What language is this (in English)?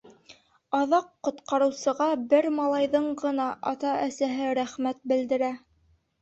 Bashkir